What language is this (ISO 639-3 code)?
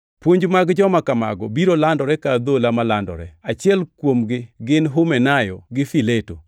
luo